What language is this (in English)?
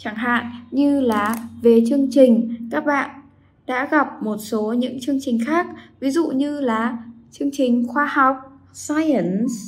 Vietnamese